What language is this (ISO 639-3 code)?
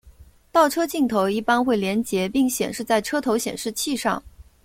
zho